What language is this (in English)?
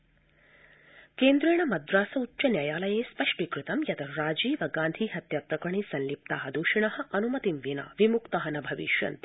Sanskrit